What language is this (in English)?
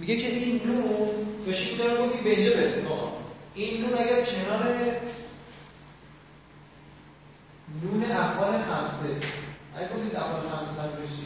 Persian